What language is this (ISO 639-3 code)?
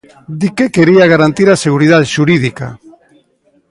glg